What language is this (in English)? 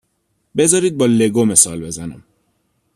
Persian